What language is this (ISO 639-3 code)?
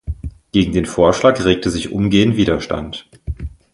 deu